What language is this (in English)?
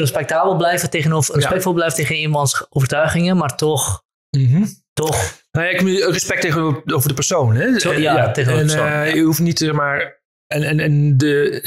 Dutch